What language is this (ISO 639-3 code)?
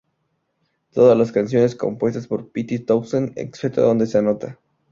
spa